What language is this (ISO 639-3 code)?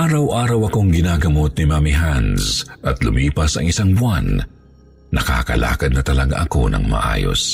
fil